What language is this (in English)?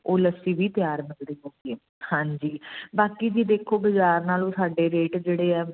Punjabi